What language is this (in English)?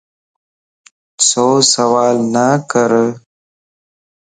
Lasi